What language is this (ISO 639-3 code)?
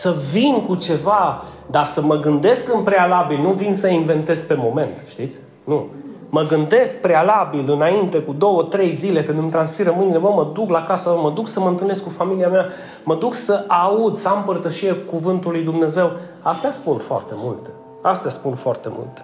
ron